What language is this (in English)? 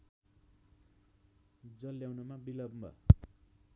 Nepali